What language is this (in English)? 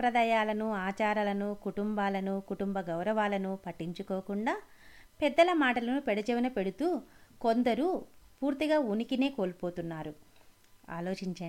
Telugu